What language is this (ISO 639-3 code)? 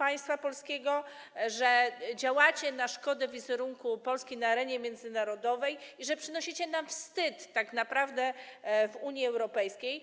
pol